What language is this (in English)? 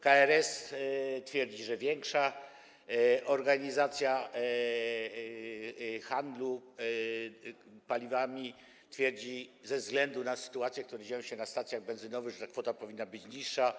Polish